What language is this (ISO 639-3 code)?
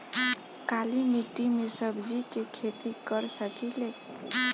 bho